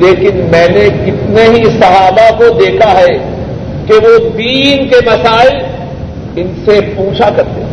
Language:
Urdu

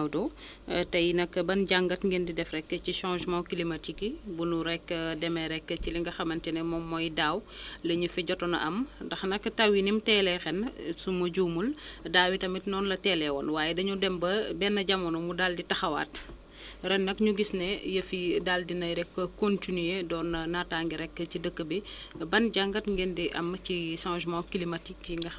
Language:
Wolof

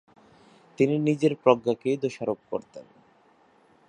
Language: Bangla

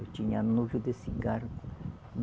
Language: Portuguese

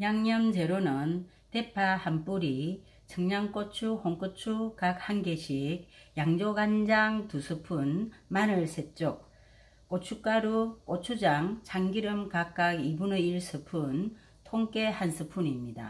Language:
Korean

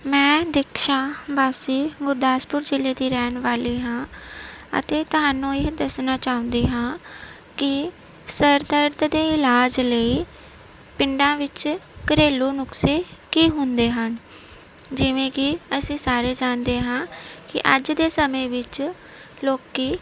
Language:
Punjabi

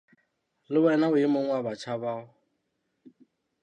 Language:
Southern Sotho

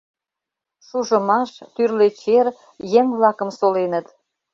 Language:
Mari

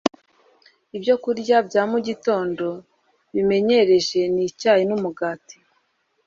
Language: Kinyarwanda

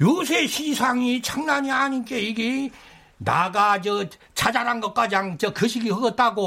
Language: Korean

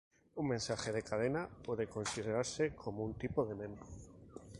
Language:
Spanish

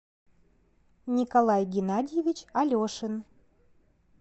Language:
Russian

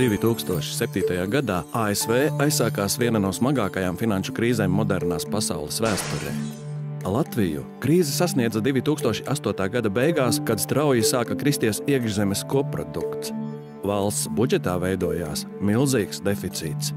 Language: Latvian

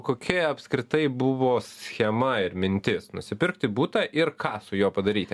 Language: Lithuanian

